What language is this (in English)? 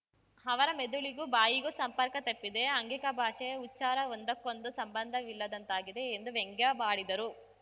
Kannada